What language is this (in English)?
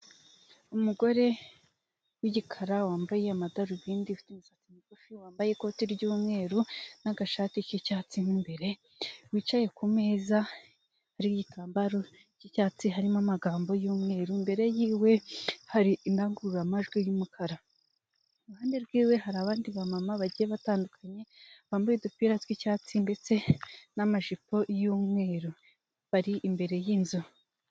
Kinyarwanda